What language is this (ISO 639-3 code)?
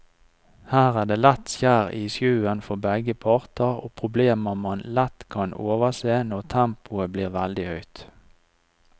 nor